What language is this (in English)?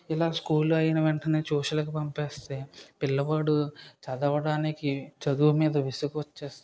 Telugu